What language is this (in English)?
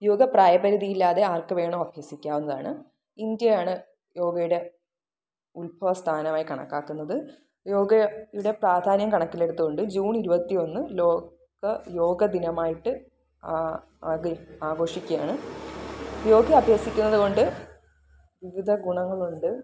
Malayalam